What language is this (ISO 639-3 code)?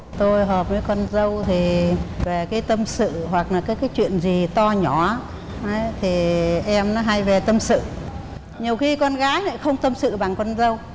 vie